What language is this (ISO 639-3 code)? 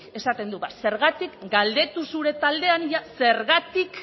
eus